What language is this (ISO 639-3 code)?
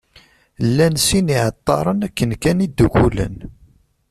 kab